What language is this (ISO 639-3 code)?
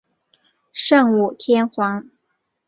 zho